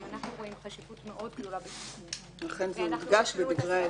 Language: Hebrew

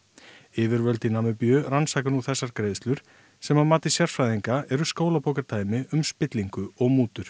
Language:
Icelandic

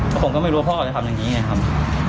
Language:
Thai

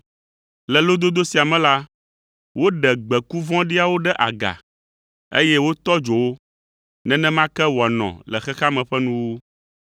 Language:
Ewe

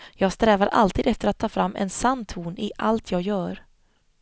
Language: Swedish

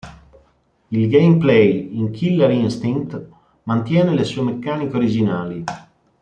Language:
Italian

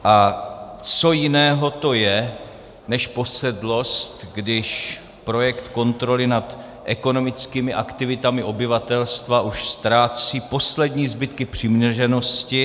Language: Czech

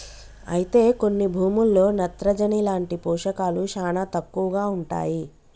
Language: Telugu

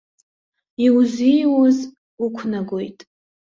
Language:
Abkhazian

